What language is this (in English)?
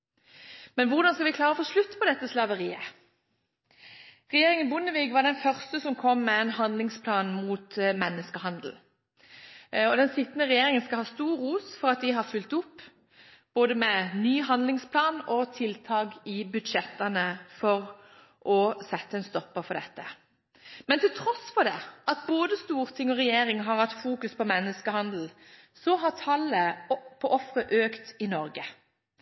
Norwegian Bokmål